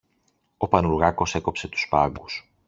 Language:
Greek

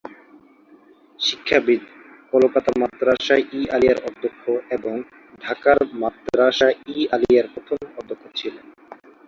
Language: Bangla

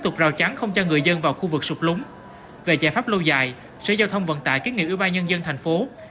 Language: Vietnamese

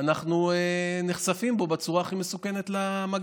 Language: Hebrew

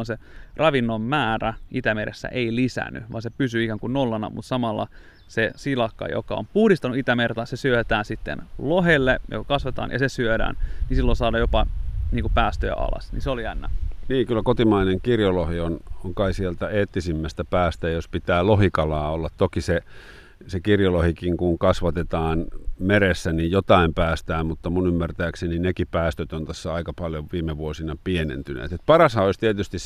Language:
Finnish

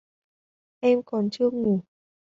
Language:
Vietnamese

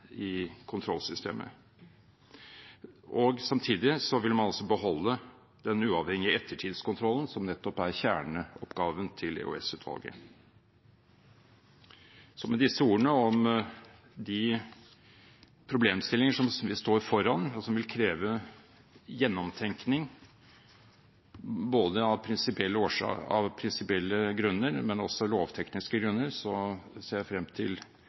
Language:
Norwegian Bokmål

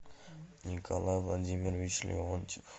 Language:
Russian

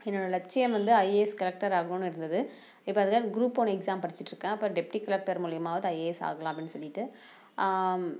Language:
Tamil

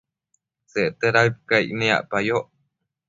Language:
Matsés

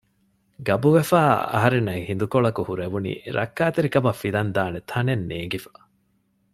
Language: Divehi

